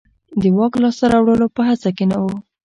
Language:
Pashto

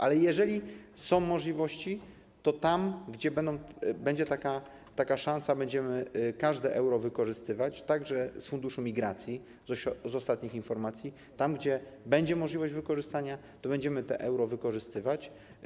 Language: Polish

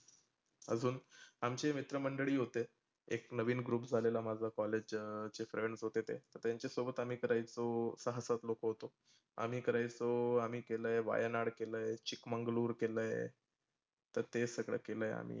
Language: Marathi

